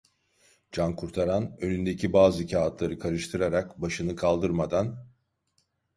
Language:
Turkish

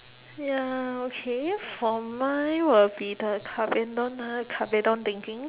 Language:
English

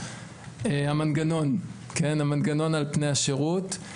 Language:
Hebrew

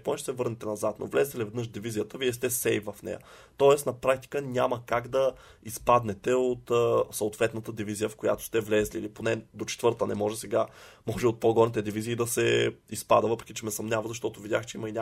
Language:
Bulgarian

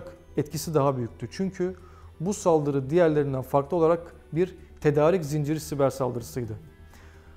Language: Turkish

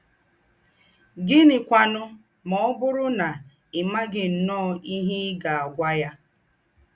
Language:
Igbo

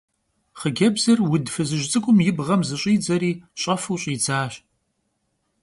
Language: Kabardian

